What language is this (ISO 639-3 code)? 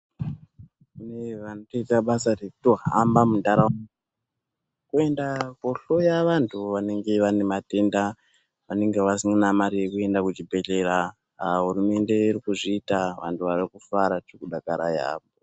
ndc